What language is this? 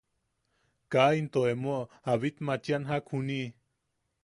Yaqui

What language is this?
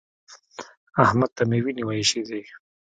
Pashto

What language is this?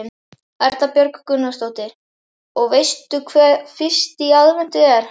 Icelandic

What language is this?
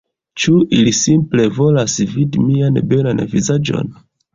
Esperanto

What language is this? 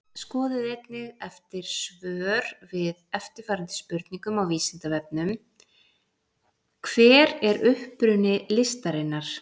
Icelandic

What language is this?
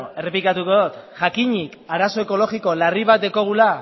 Basque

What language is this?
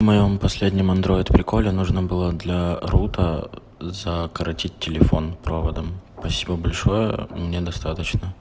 Russian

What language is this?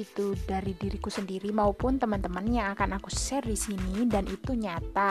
Indonesian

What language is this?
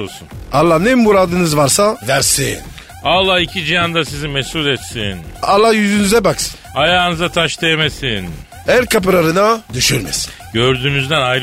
Turkish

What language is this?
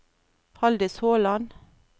Norwegian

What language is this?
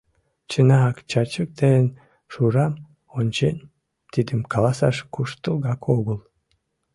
Mari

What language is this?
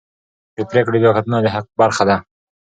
Pashto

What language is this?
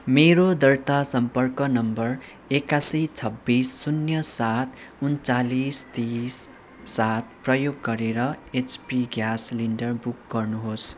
Nepali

